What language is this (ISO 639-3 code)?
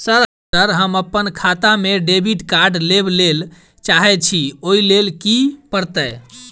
mai